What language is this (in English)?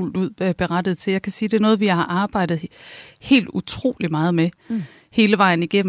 Danish